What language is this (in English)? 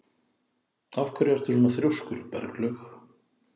Icelandic